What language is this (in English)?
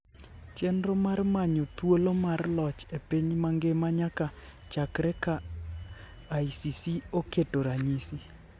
Luo (Kenya and Tanzania)